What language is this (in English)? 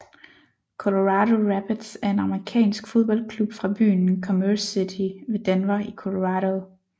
Danish